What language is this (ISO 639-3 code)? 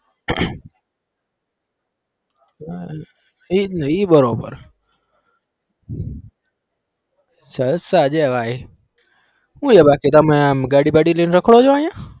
guj